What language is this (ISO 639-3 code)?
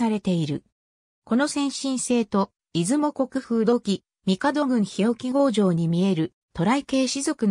jpn